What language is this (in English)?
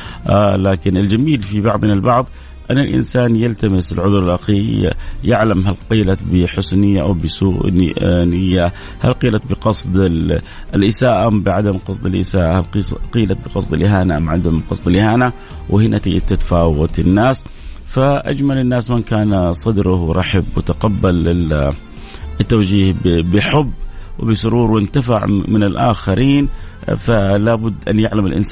Arabic